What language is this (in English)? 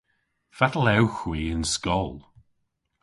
Cornish